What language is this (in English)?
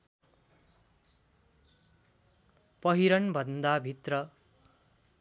Nepali